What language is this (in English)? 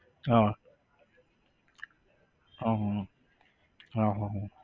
Gujarati